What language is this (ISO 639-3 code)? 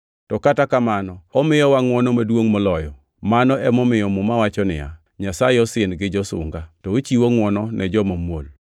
luo